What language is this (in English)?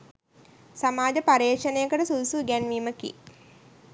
Sinhala